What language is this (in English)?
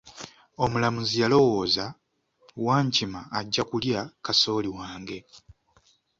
Ganda